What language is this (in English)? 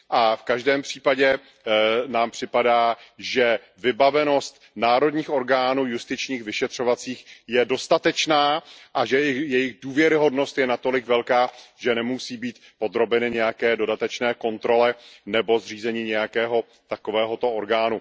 Czech